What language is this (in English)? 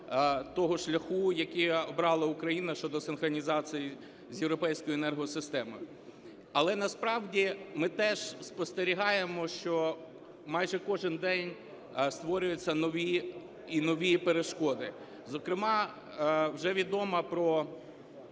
Ukrainian